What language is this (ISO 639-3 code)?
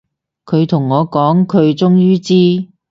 yue